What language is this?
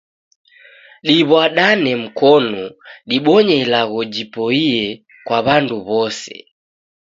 Taita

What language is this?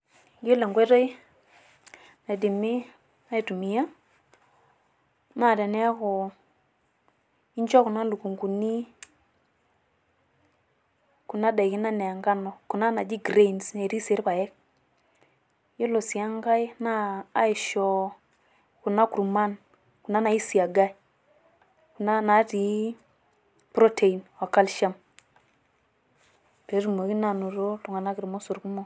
Masai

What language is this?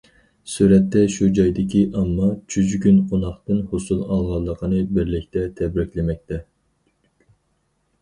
Uyghur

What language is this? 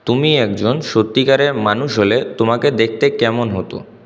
Bangla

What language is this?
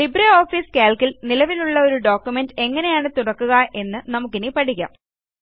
Malayalam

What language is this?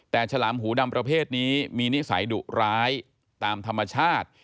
Thai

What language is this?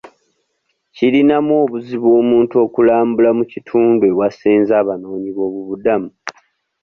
Ganda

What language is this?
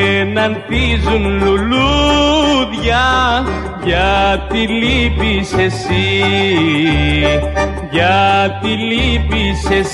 Greek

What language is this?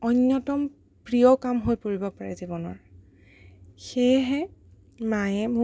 Assamese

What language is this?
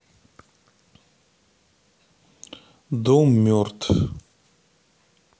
Russian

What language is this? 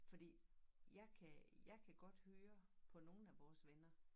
Danish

